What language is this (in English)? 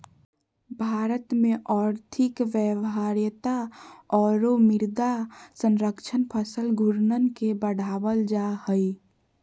Magahi